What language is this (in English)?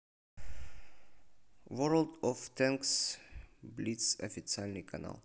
Russian